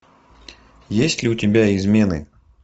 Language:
Russian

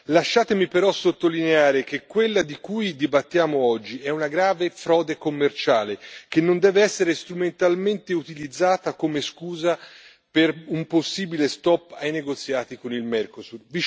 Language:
Italian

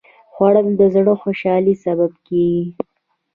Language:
Pashto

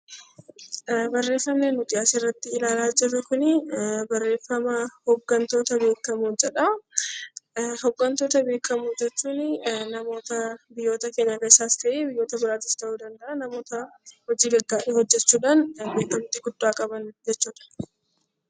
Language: Oromo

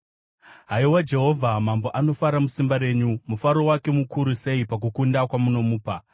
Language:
Shona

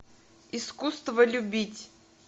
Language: Russian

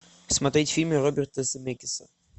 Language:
Russian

